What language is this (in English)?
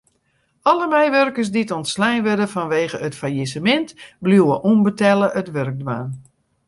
Western Frisian